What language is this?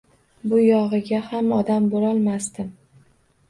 Uzbek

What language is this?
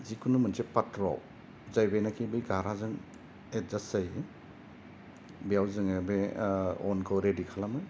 Bodo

